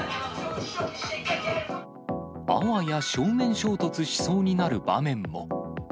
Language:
Japanese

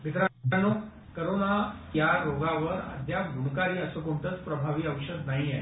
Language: Marathi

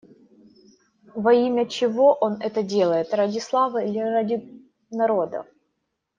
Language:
Russian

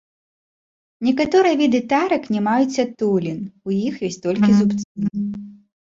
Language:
Belarusian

